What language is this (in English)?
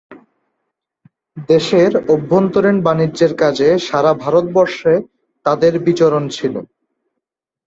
Bangla